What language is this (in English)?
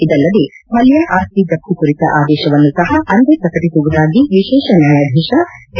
Kannada